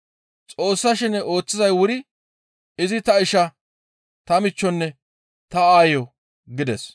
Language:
Gamo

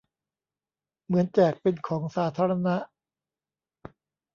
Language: Thai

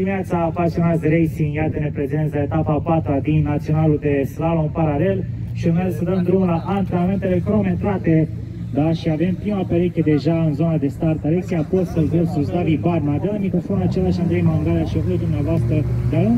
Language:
Romanian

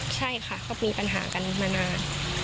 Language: Thai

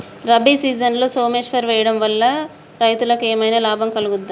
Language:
Telugu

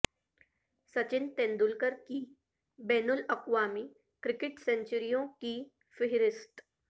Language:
Urdu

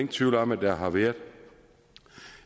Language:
Danish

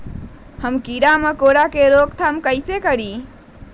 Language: Magahi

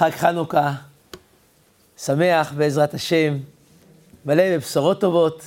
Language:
Hebrew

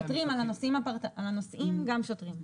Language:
Hebrew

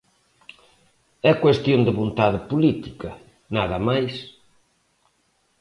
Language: Galician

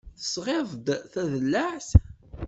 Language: Kabyle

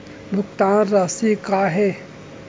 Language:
Chhattisgarhi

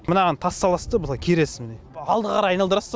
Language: Kazakh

